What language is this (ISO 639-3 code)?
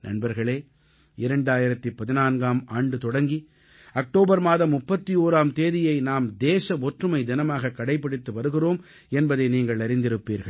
tam